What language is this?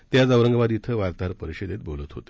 Marathi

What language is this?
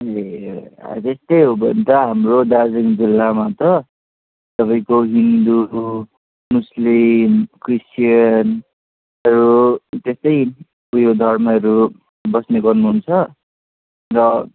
Nepali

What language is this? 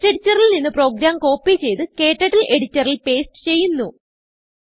Malayalam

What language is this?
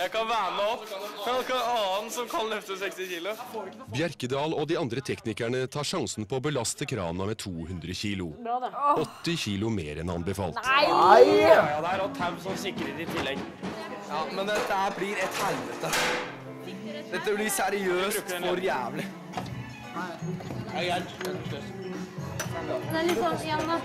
Norwegian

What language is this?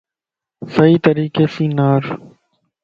Lasi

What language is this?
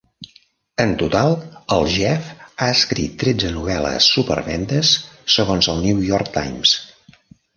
Catalan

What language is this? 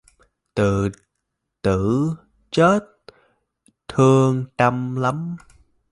Vietnamese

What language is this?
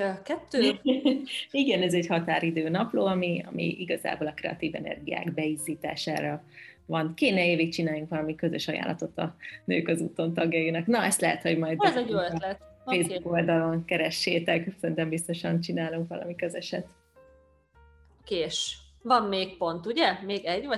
Hungarian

